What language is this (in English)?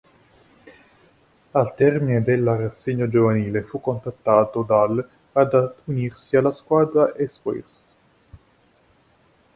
Italian